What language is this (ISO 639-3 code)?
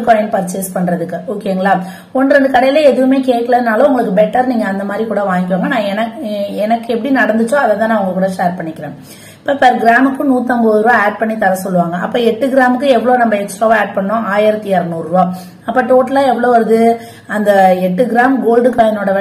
ara